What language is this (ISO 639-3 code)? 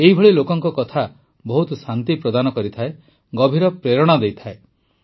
ori